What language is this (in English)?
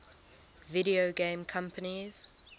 English